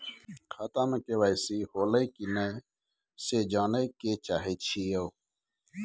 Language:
Maithili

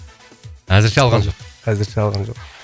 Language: Kazakh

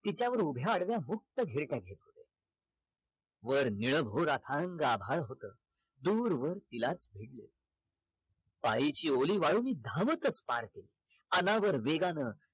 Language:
Marathi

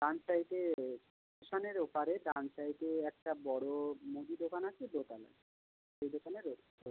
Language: Bangla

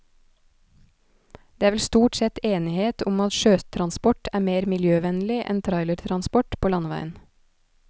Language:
Norwegian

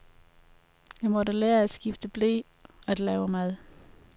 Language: Danish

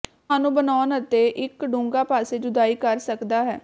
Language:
Punjabi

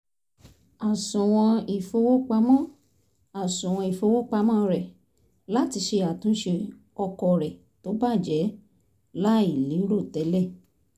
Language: Yoruba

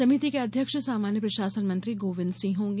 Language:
Hindi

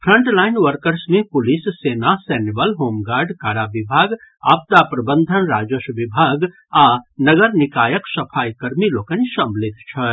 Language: Maithili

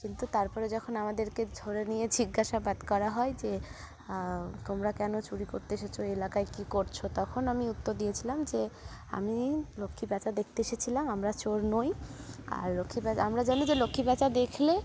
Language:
Bangla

